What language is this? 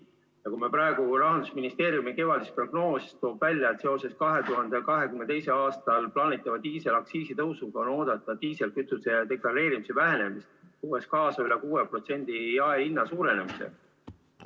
Estonian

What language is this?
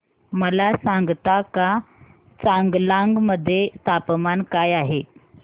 Marathi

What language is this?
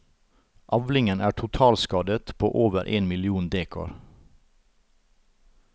Norwegian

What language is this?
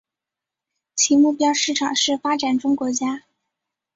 Chinese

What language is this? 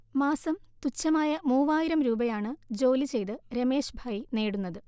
Malayalam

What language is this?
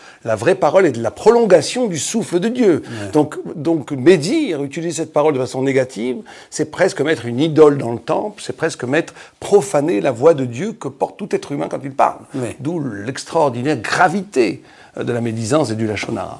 French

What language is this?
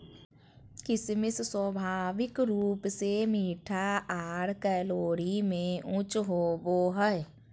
Magahi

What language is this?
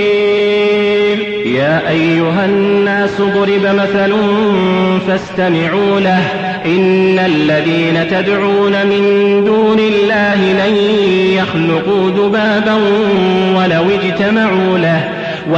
Arabic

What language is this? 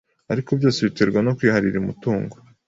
Kinyarwanda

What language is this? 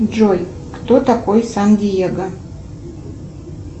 Russian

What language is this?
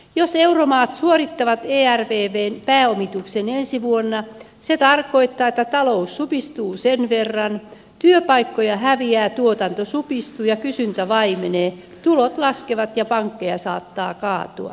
Finnish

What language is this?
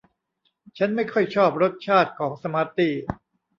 Thai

